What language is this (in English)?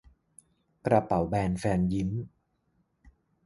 Thai